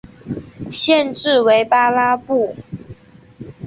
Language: Chinese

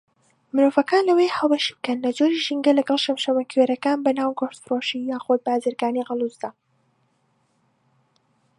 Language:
Central Kurdish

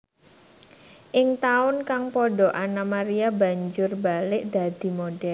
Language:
Javanese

